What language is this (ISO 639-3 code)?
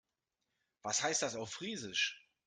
deu